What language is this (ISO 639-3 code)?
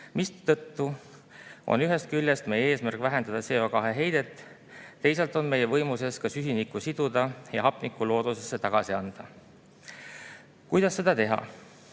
est